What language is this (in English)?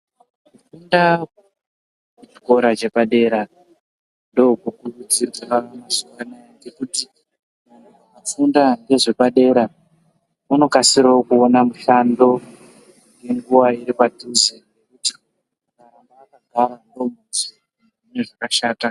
Ndau